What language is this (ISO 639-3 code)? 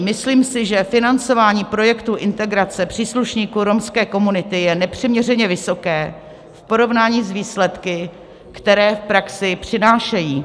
ces